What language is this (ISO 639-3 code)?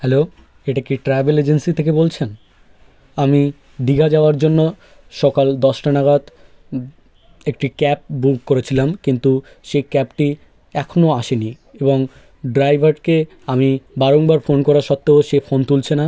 ben